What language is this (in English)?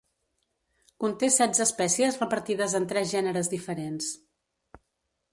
Catalan